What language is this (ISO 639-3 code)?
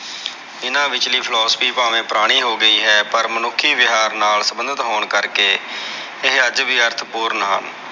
pan